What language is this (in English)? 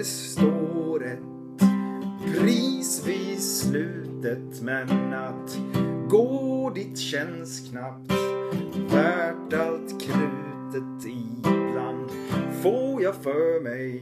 Norwegian